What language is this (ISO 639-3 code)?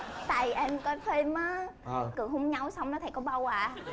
vie